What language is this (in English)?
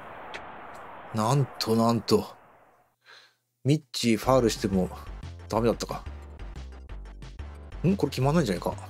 Japanese